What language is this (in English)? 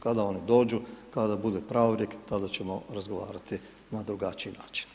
Croatian